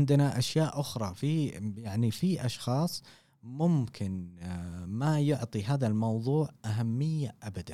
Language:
Arabic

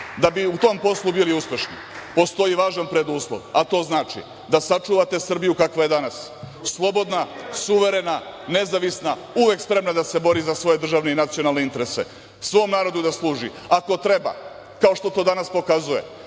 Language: Serbian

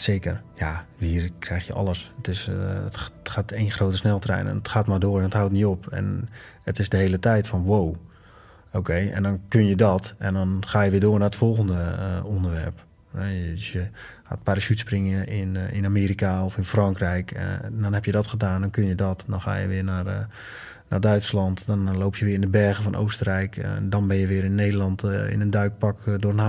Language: Dutch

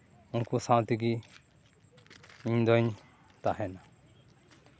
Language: Santali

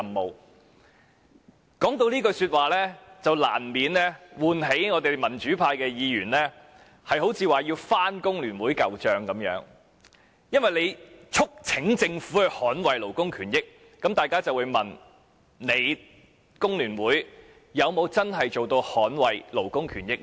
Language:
Cantonese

